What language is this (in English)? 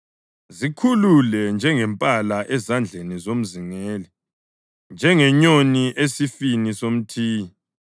North Ndebele